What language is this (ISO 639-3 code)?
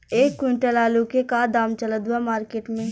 bho